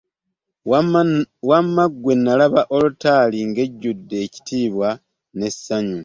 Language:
Ganda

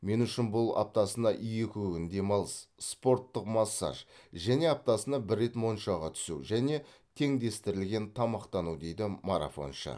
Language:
Kazakh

